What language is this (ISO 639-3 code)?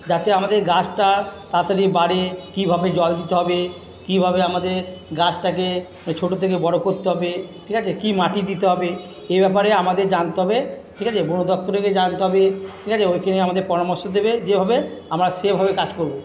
ben